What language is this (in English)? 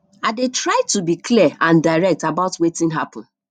Nigerian Pidgin